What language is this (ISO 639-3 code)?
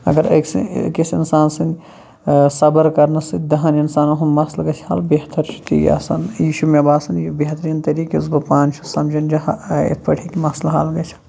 kas